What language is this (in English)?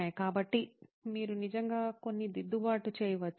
Telugu